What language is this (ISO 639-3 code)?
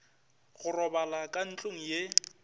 nso